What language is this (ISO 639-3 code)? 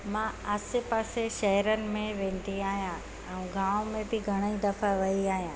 snd